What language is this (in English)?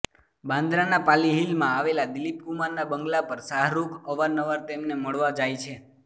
Gujarati